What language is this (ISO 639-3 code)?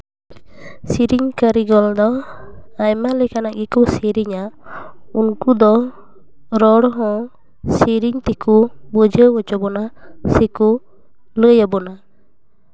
sat